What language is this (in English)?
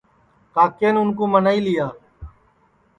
Sansi